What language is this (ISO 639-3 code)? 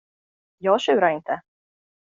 swe